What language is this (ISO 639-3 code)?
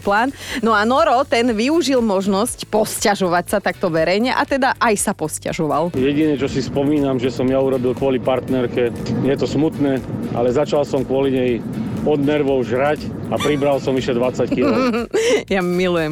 slk